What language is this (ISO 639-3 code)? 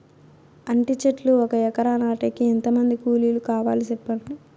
tel